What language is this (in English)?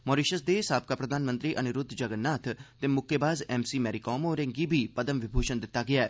Dogri